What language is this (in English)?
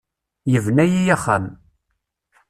Kabyle